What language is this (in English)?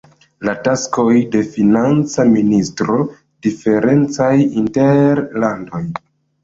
Esperanto